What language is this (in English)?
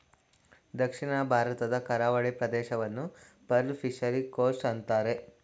Kannada